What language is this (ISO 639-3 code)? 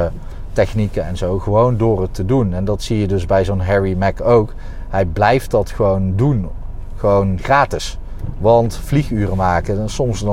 nld